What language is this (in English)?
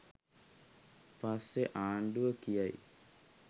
Sinhala